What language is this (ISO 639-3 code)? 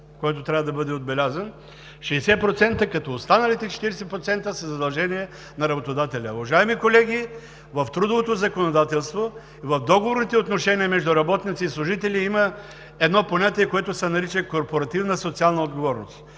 bul